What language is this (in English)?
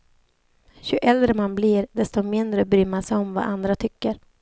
Swedish